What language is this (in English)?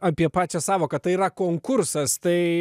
Lithuanian